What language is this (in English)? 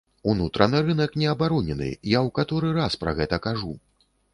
Belarusian